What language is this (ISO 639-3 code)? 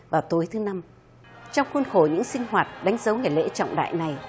vie